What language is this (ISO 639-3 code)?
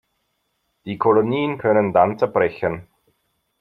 deu